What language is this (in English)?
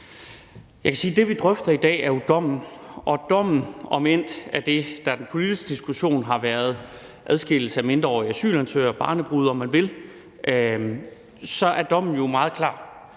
Danish